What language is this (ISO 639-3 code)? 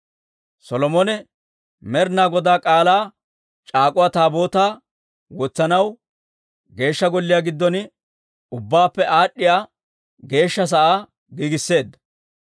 dwr